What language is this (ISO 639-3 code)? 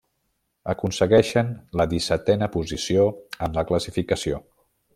cat